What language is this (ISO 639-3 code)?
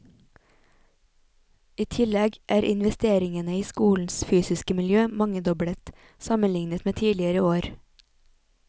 nor